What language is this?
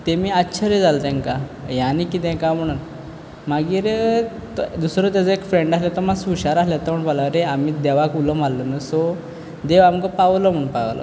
Konkani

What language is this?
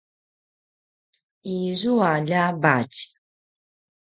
Paiwan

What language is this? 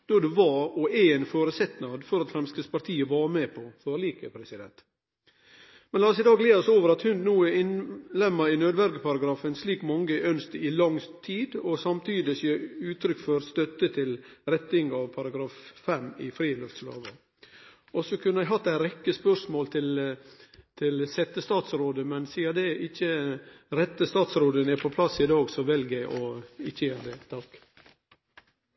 Norwegian Nynorsk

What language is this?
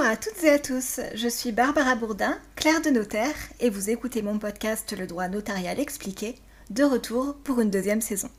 French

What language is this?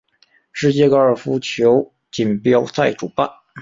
Chinese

